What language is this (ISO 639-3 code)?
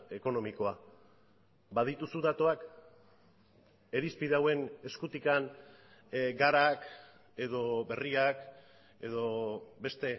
eus